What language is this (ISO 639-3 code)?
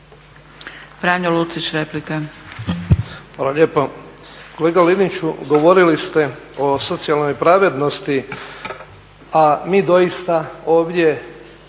hrv